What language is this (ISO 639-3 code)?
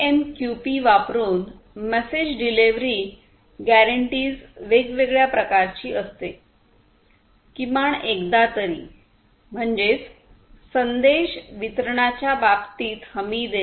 mar